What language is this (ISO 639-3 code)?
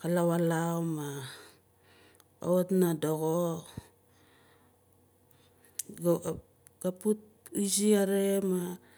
nal